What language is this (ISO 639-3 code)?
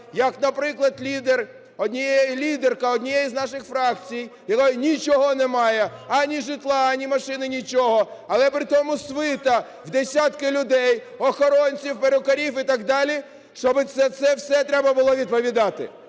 ukr